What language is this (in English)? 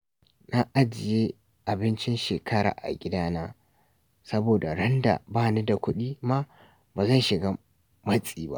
Hausa